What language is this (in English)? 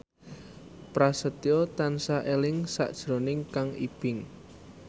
Javanese